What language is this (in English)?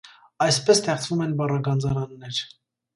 Armenian